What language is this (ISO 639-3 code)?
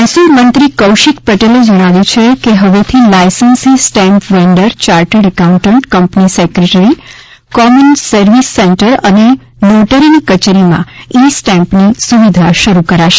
guj